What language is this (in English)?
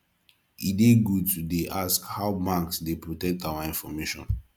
Nigerian Pidgin